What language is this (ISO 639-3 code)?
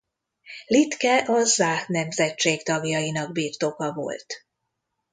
hun